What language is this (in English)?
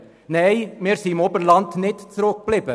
Swiss German